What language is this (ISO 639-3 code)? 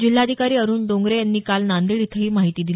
mar